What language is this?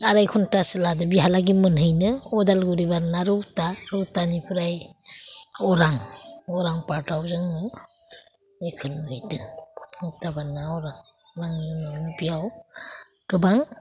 Bodo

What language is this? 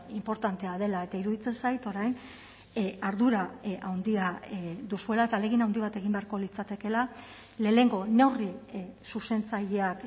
Basque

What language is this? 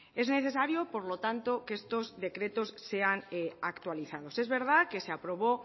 Spanish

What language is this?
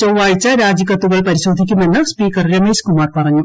Malayalam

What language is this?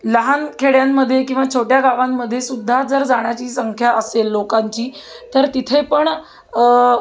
Marathi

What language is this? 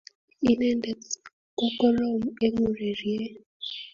Kalenjin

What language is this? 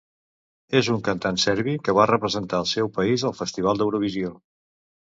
Catalan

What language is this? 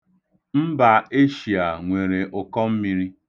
Igbo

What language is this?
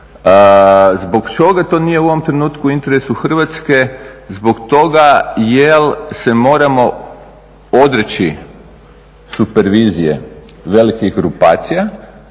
Croatian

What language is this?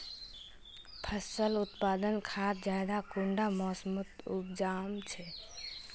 Magahi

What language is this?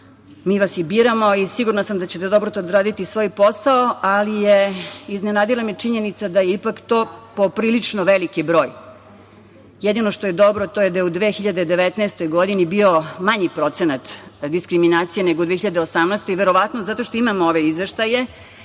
Serbian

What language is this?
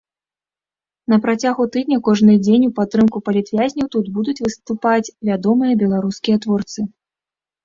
Belarusian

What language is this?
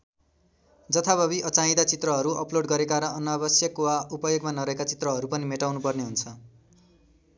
Nepali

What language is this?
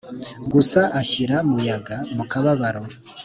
Kinyarwanda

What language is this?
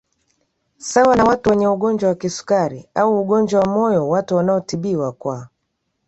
Swahili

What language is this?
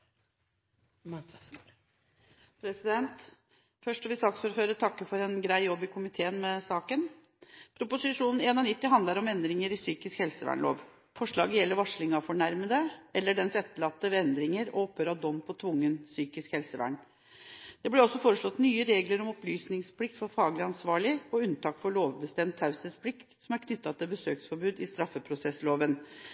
Norwegian Bokmål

